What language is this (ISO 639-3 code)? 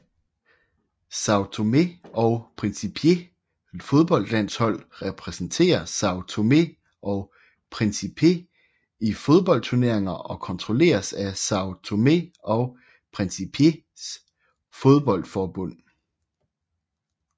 dan